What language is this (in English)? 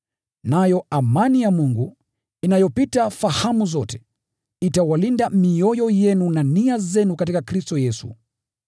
Swahili